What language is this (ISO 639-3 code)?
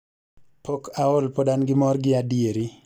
luo